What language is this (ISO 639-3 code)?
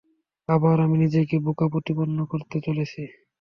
ben